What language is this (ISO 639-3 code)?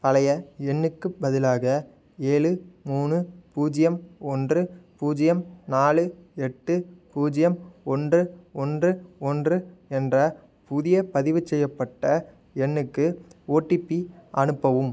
tam